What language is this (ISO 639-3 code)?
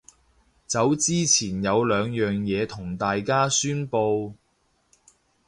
yue